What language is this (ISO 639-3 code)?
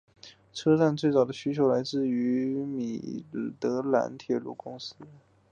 zho